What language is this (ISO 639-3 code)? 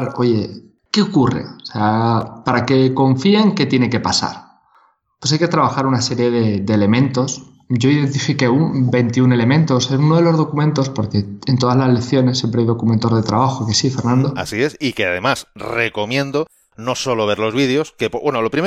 spa